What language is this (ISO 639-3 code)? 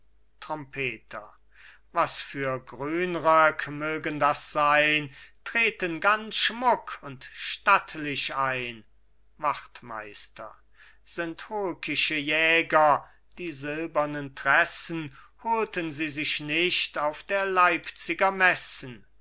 deu